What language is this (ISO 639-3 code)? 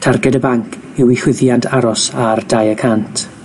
cym